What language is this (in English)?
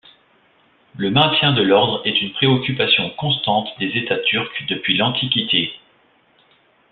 French